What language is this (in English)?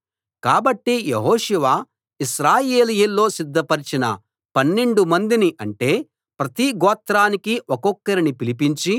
Telugu